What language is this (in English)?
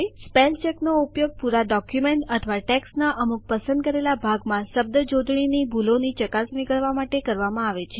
Gujarati